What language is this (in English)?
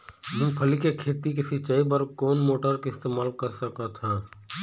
Chhattisgarhi